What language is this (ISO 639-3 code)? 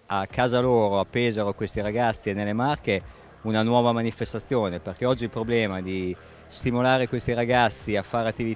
ita